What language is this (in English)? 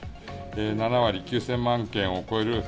Japanese